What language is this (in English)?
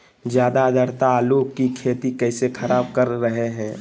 Magahi